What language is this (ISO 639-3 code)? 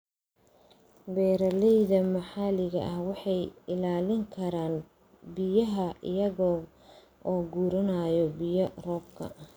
som